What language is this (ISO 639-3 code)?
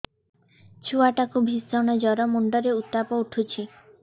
ori